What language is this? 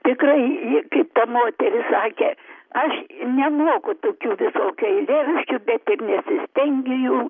Lithuanian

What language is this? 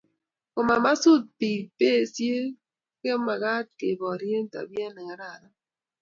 Kalenjin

